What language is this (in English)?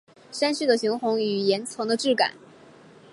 Chinese